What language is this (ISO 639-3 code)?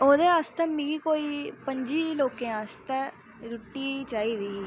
doi